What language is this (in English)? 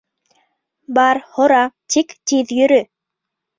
Bashkir